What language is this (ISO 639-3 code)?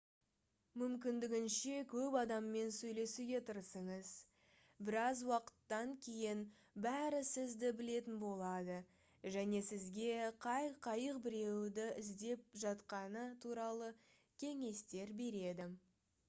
kaz